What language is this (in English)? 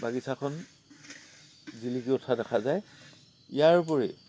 Assamese